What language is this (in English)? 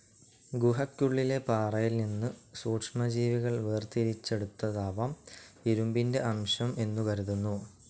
Malayalam